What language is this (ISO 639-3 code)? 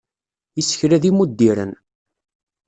kab